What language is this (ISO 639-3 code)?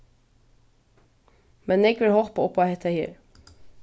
fao